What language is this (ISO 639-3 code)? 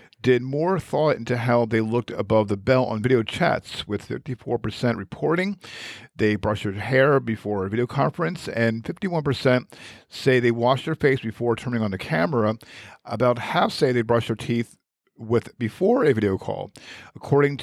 eng